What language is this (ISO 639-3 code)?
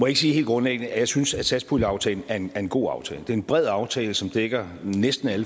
dan